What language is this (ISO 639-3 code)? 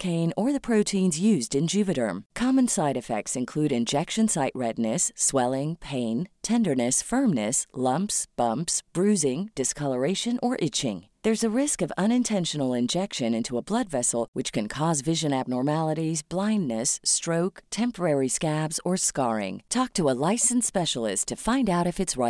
fil